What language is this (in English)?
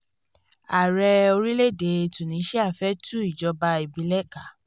Yoruba